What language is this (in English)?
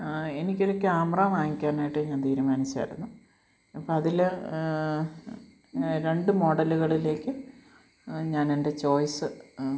Malayalam